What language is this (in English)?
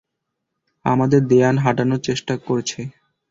Bangla